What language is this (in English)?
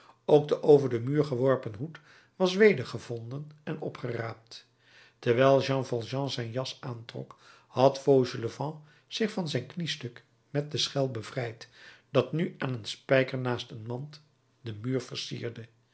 Dutch